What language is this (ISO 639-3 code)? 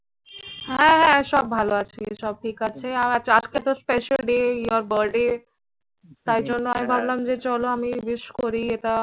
ben